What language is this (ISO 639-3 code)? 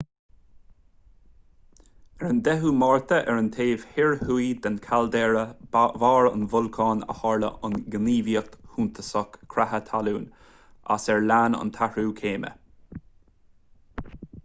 gle